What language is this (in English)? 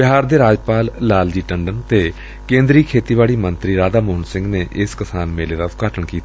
Punjabi